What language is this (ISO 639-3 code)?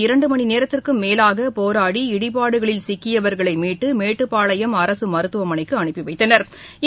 tam